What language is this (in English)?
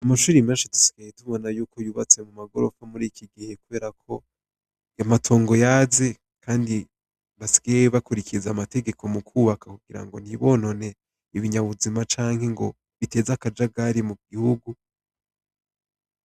Rundi